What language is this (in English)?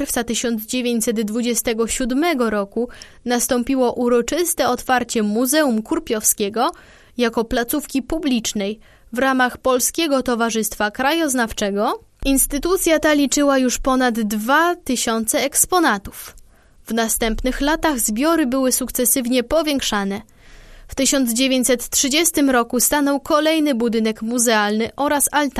Polish